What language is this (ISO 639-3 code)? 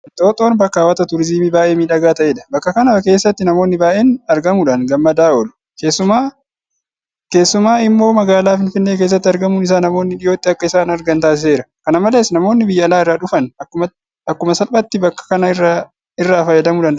orm